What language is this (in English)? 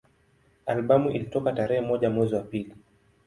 Swahili